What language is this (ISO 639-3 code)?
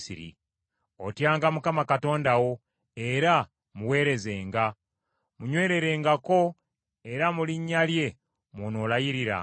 lug